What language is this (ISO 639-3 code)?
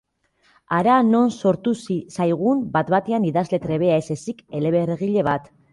eus